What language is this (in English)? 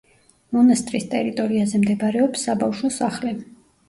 Georgian